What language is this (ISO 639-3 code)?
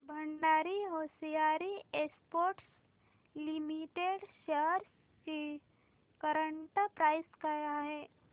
mar